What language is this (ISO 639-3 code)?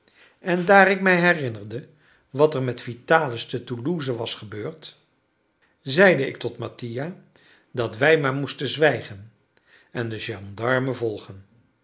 nld